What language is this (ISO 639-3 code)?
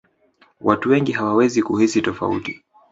swa